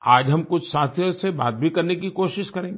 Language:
Hindi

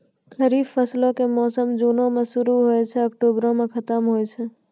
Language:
Maithili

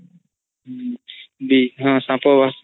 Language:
Odia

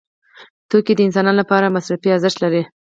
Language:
Pashto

